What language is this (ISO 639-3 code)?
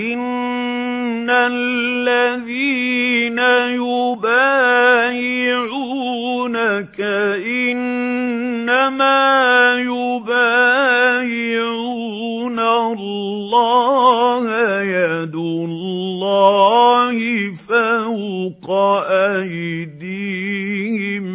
ara